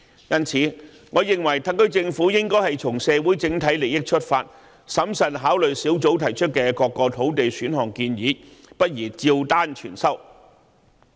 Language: Cantonese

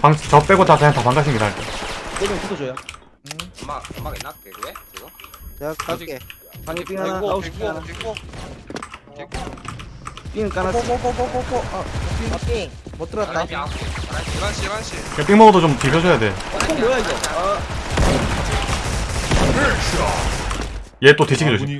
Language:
Korean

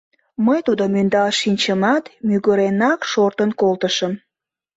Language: Mari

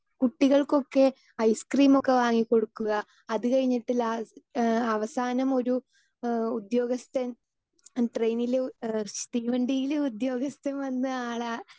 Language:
Malayalam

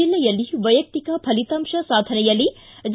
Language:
Kannada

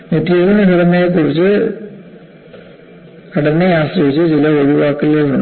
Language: Malayalam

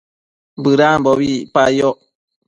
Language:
Matsés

